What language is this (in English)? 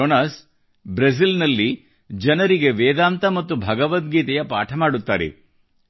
Kannada